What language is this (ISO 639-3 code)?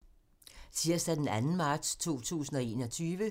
dan